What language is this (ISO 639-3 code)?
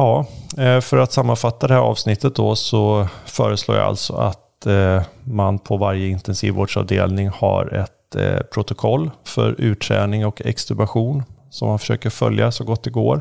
swe